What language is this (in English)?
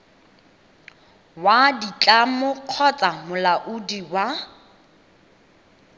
Tswana